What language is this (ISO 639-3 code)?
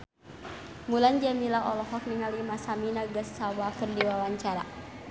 sun